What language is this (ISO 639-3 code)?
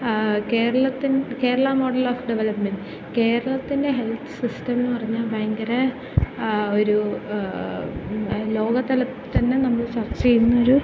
mal